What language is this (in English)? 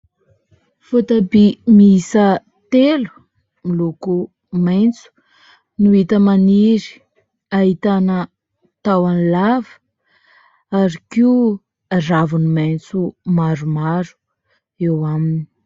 Malagasy